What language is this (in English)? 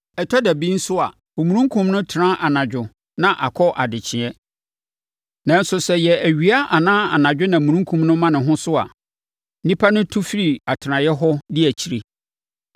Akan